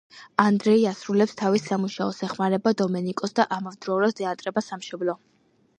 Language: Georgian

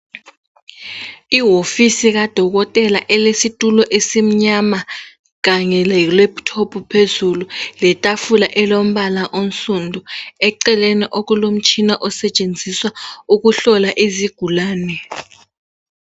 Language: North Ndebele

